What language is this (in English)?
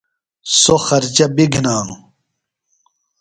Phalura